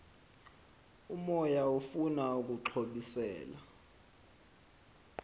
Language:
Xhosa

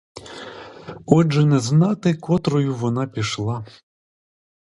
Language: Ukrainian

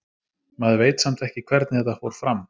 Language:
Icelandic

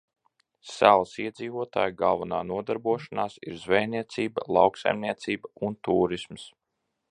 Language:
Latvian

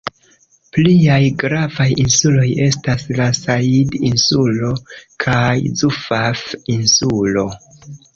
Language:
Esperanto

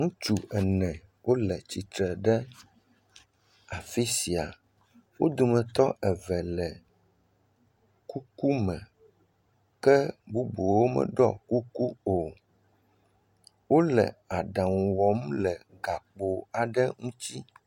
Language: Ewe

